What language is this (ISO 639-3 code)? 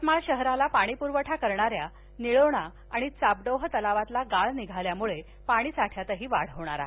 mar